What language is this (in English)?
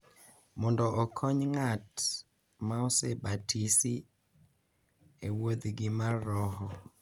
Luo (Kenya and Tanzania)